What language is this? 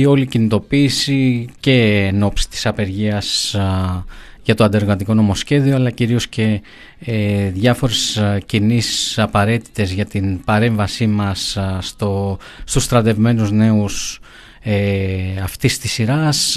Greek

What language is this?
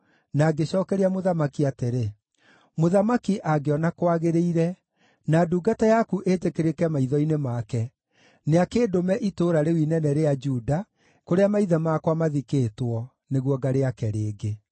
Kikuyu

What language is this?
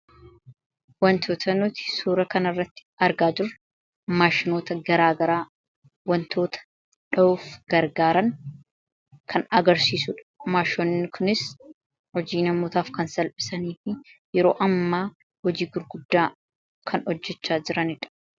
Oromo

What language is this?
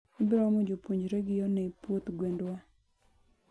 Luo (Kenya and Tanzania)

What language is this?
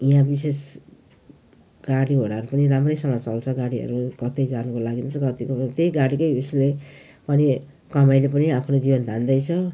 Nepali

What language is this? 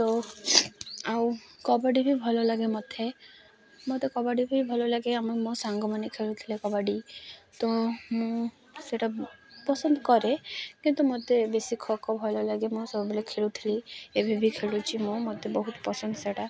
Odia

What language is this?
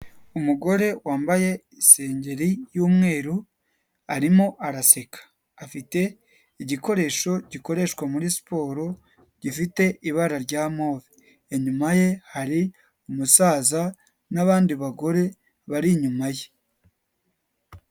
Kinyarwanda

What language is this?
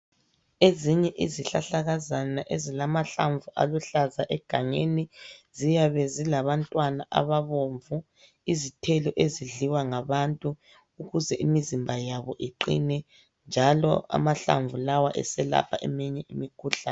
North Ndebele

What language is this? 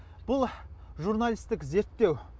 Kazakh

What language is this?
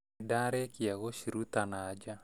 Kikuyu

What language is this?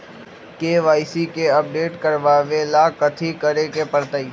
Magahi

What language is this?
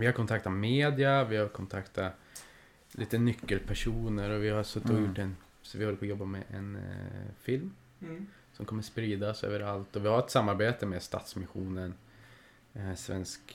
Swedish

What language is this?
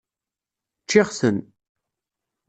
Kabyle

